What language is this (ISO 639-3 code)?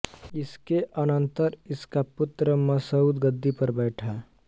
hin